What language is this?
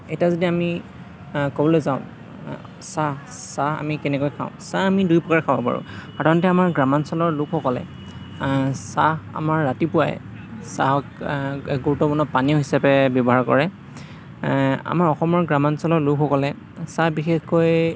Assamese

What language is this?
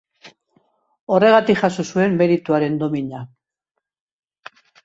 Basque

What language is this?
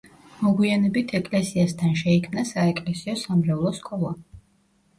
Georgian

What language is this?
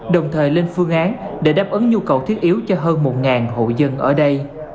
Vietnamese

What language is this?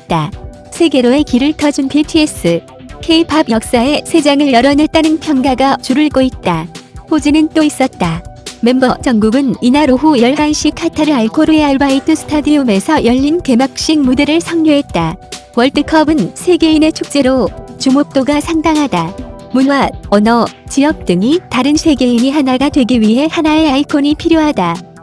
Korean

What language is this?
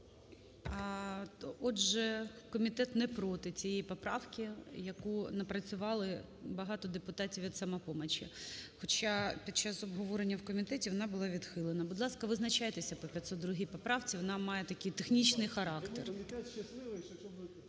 Ukrainian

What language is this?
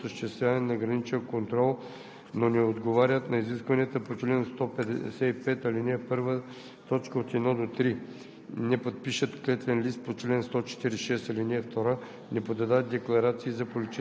Bulgarian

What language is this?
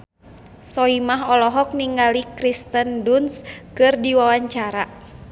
Sundanese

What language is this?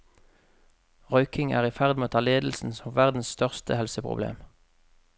Norwegian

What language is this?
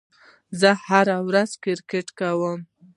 Pashto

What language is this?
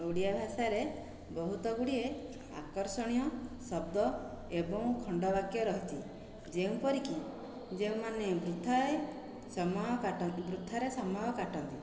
Odia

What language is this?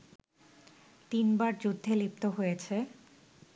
Bangla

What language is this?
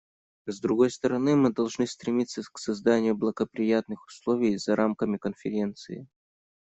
Russian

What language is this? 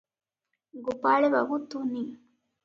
Odia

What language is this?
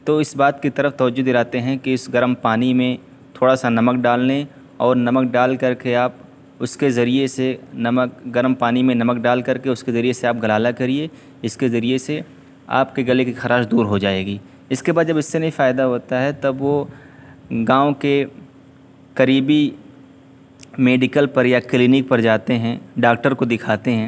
Urdu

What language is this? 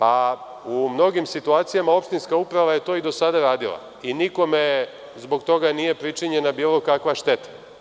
Serbian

